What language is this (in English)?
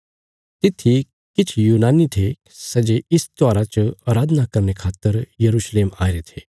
Bilaspuri